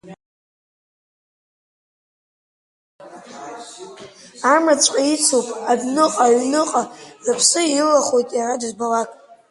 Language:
Abkhazian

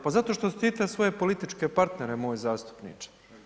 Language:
Croatian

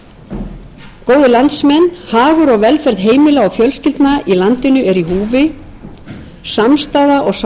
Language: Icelandic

